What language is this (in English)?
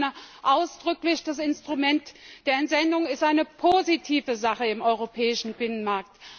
German